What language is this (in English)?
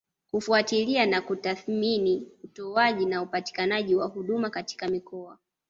Swahili